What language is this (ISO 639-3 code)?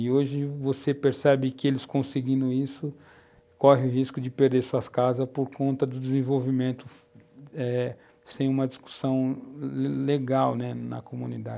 por